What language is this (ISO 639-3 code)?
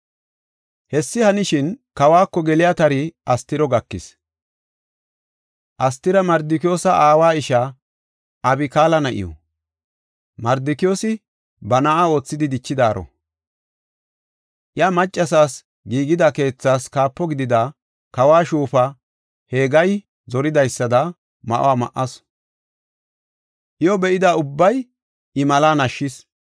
gof